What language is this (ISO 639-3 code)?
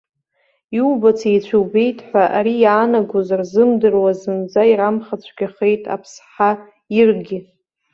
abk